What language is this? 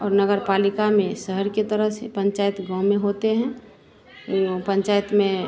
Hindi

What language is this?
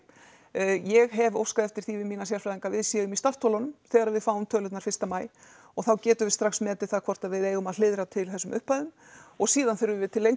Icelandic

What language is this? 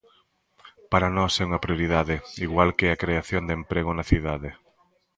Galician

